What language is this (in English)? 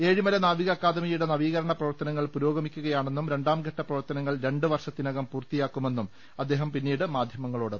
Malayalam